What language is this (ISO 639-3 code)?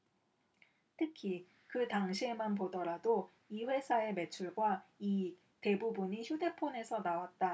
kor